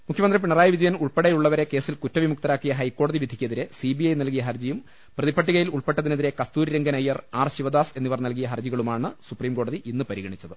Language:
Malayalam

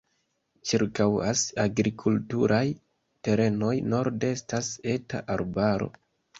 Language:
Esperanto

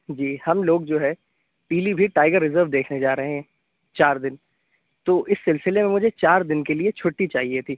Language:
Urdu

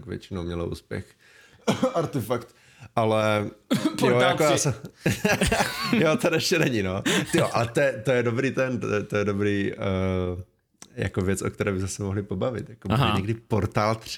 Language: Czech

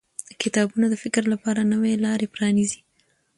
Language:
Pashto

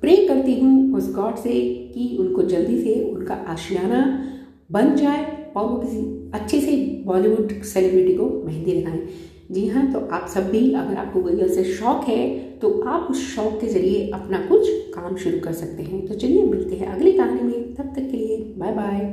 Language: Hindi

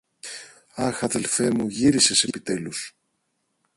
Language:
Greek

